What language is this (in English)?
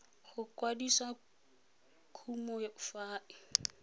Tswana